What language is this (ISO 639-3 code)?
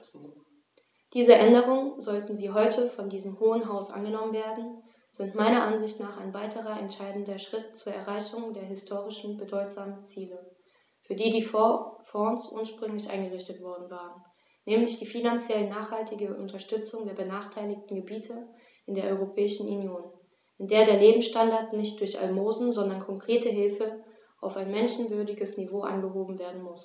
deu